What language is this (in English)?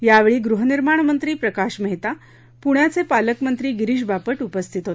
Marathi